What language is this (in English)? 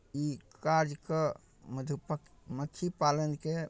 Maithili